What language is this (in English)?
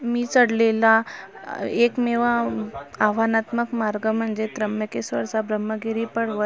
Marathi